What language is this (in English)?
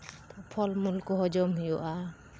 Santali